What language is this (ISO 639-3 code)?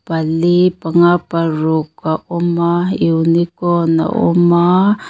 lus